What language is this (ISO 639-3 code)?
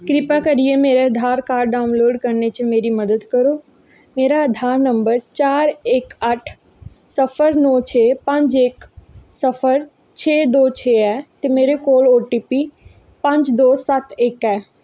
doi